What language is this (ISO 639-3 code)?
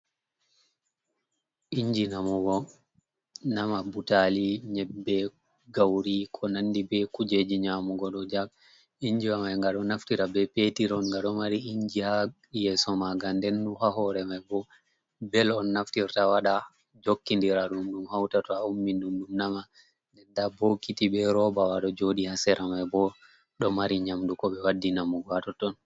ful